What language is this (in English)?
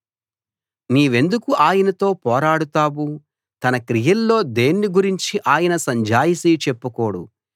Telugu